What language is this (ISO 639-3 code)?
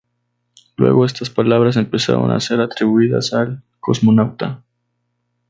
spa